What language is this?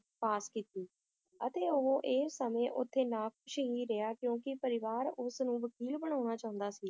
Punjabi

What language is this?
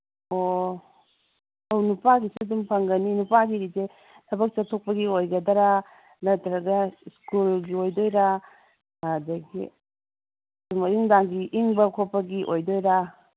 Manipuri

